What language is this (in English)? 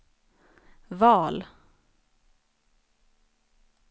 Swedish